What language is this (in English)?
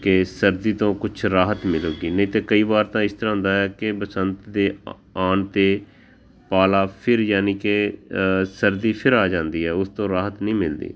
Punjabi